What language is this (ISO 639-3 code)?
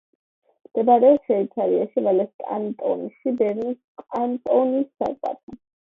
kat